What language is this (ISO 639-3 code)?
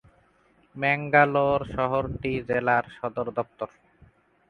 ben